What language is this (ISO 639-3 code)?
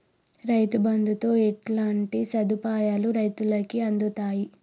tel